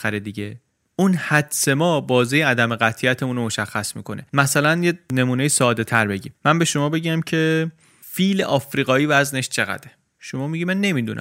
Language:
Persian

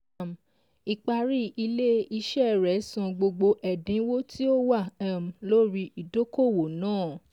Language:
Yoruba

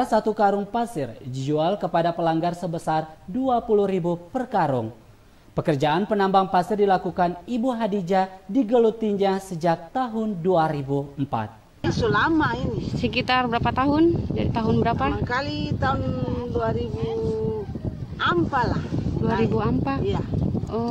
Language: Indonesian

